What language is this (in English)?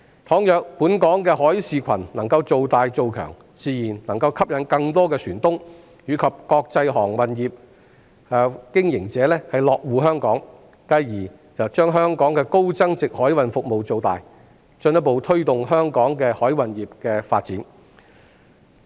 Cantonese